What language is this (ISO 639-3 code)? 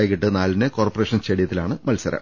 mal